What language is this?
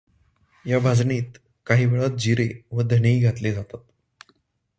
Marathi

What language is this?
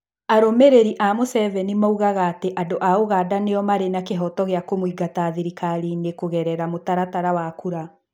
Kikuyu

